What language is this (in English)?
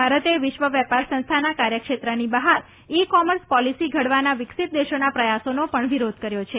Gujarati